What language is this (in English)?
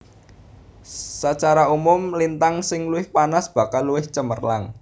Javanese